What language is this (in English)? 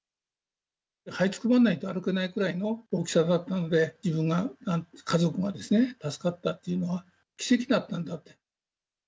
Japanese